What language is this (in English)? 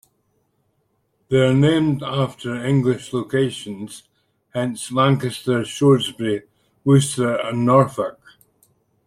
English